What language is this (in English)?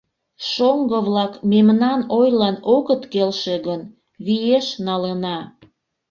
Mari